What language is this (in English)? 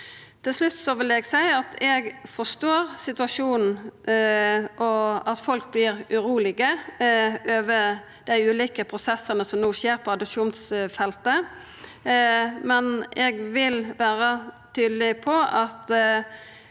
Norwegian